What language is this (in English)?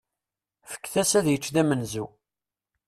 Kabyle